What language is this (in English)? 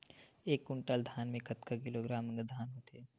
Chhattisgarhi